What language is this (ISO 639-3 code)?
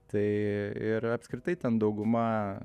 lit